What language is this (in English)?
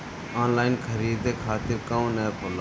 Bhojpuri